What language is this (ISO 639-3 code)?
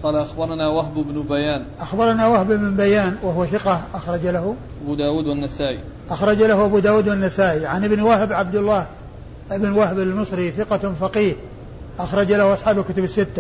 ara